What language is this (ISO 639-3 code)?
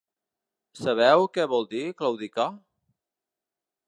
cat